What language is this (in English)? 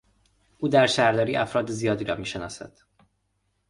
Persian